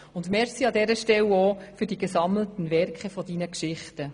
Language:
Swiss German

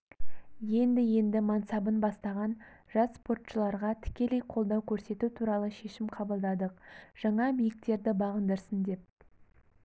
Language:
Kazakh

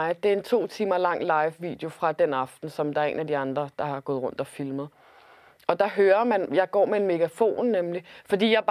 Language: Danish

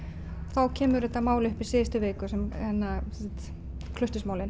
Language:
Icelandic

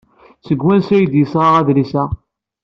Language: Kabyle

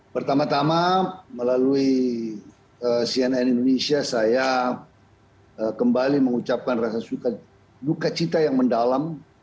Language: Indonesian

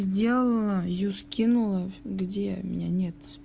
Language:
Russian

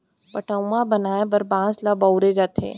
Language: Chhattisgarhi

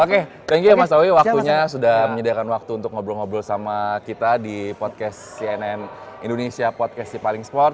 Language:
Indonesian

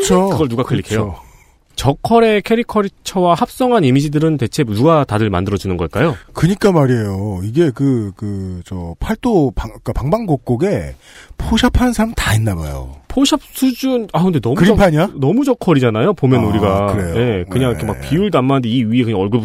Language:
Korean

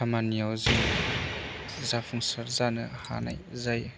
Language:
Bodo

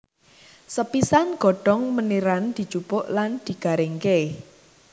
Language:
Javanese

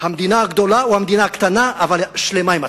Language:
Hebrew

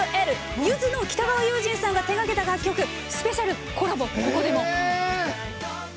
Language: Japanese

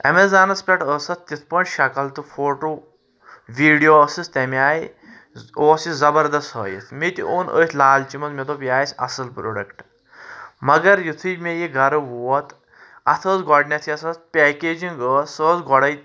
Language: Kashmiri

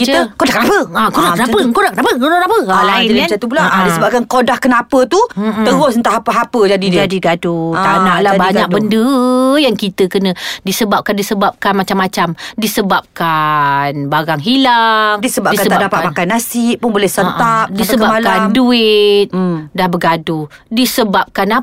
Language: Malay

